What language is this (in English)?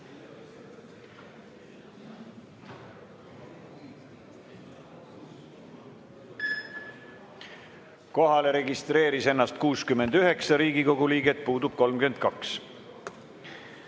Estonian